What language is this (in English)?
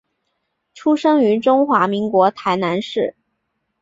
Chinese